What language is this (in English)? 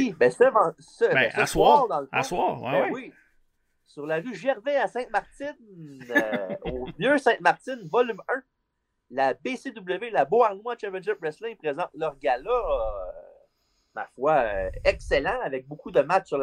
French